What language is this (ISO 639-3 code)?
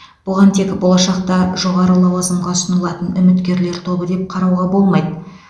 kaz